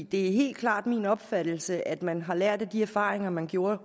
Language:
Danish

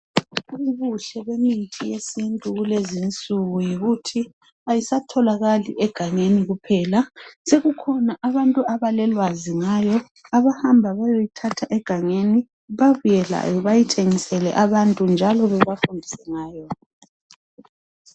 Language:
North Ndebele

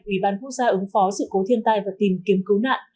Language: Vietnamese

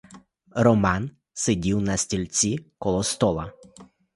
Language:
Ukrainian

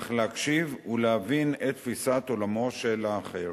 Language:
Hebrew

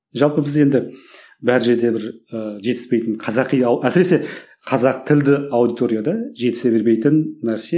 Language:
Kazakh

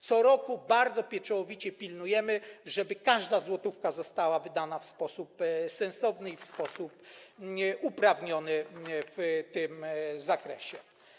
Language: Polish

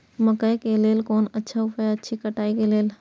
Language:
Maithili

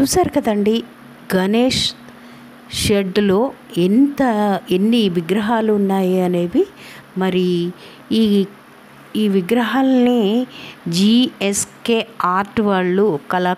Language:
Telugu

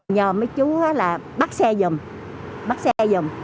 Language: Vietnamese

